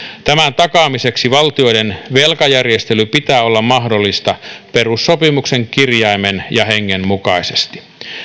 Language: Finnish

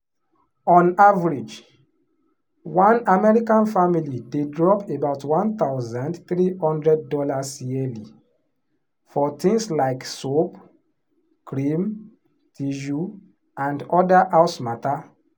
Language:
Nigerian Pidgin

